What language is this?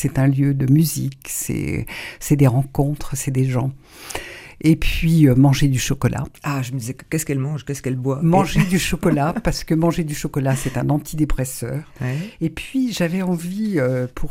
French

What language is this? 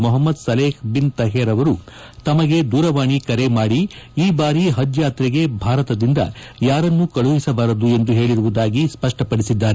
Kannada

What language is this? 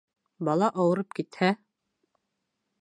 Bashkir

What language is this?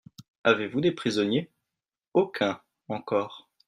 French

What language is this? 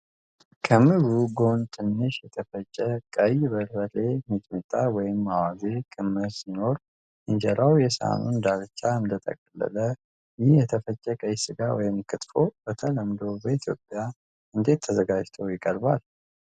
Amharic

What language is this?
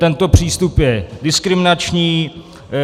Czech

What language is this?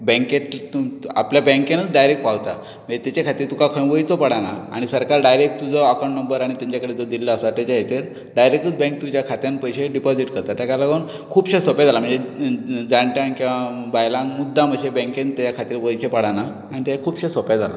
Konkani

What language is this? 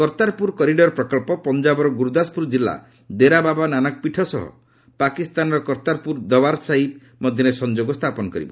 Odia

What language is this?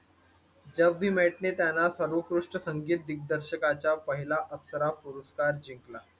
Marathi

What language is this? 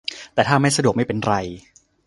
Thai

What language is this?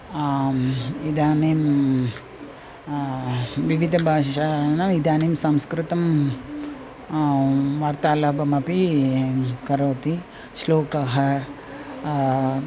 Sanskrit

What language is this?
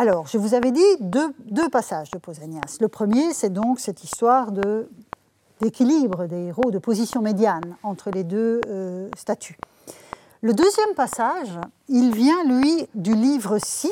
French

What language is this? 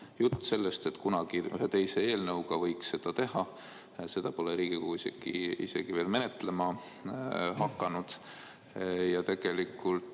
Estonian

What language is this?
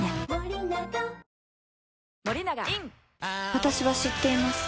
Japanese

